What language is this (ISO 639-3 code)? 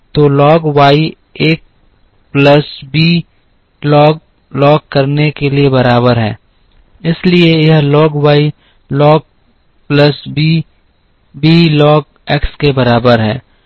hin